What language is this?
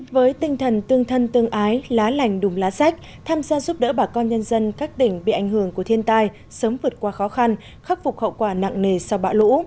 Vietnamese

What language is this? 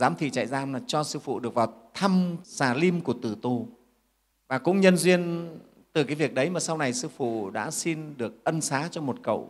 Vietnamese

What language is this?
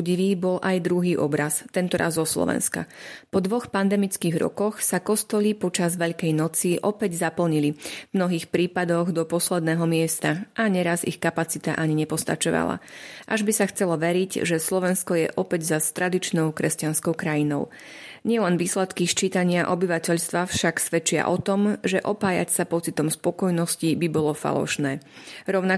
Slovak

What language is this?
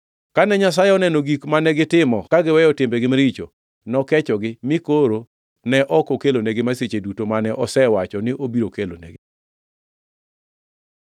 Luo (Kenya and Tanzania)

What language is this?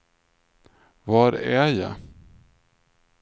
Swedish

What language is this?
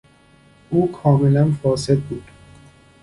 Persian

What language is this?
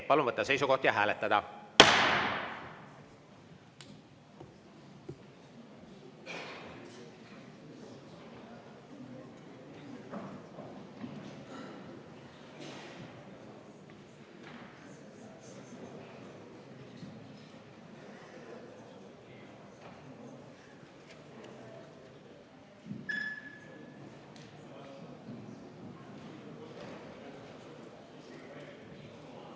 Estonian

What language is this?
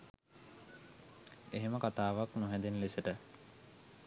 Sinhala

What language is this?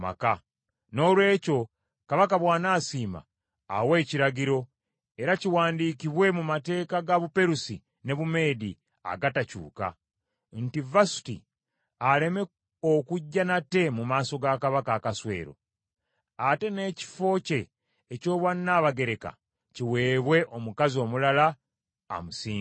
Ganda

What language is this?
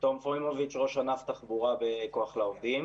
Hebrew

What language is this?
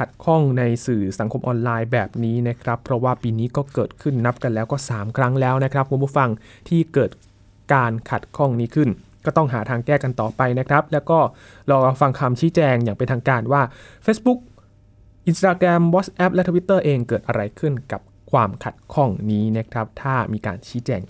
Thai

